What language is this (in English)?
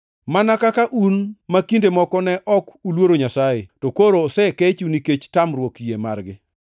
Luo (Kenya and Tanzania)